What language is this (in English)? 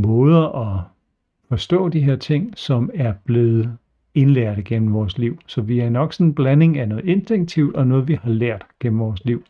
Danish